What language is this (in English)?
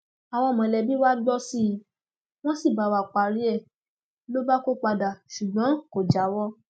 Yoruba